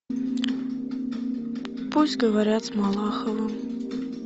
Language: Russian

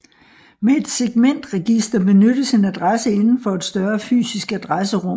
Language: Danish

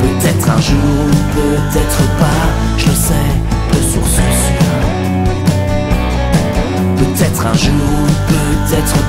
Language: French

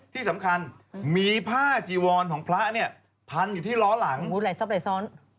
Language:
Thai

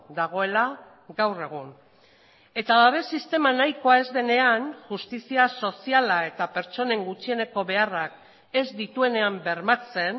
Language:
Basque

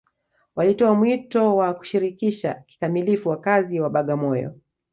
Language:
Swahili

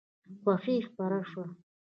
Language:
Pashto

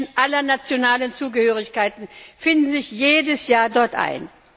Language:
German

